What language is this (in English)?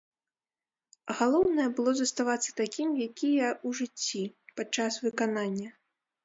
Belarusian